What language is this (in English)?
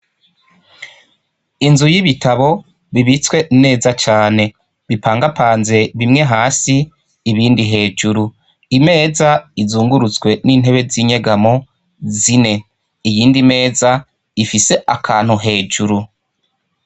Rundi